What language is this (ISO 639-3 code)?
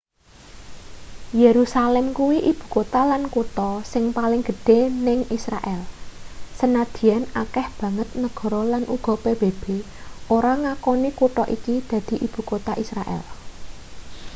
jav